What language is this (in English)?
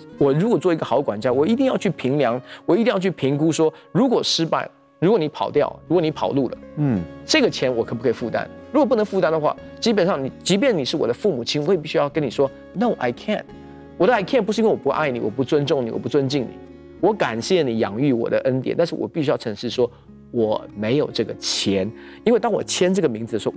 Chinese